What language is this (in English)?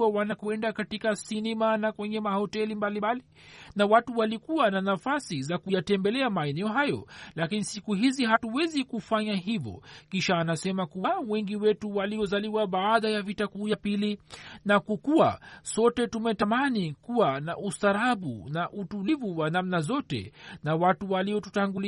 Swahili